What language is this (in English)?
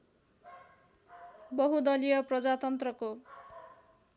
Nepali